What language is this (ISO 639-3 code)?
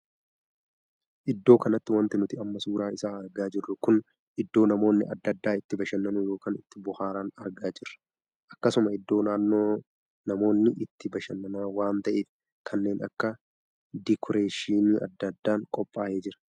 orm